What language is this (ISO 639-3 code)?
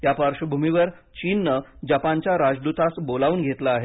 mar